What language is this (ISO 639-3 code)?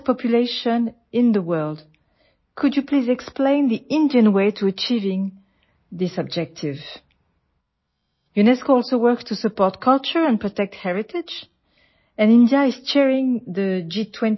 asm